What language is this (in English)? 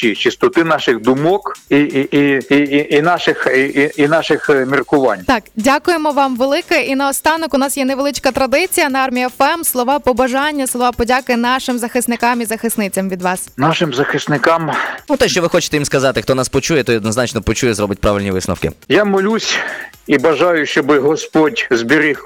Ukrainian